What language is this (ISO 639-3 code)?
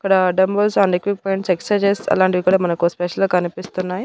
tel